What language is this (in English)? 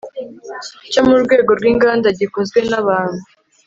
Kinyarwanda